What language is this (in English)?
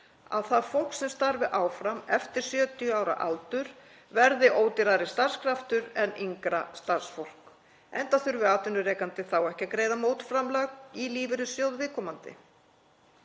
Icelandic